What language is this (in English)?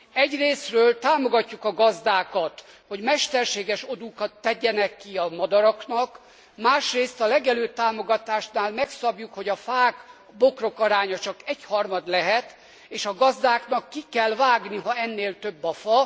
Hungarian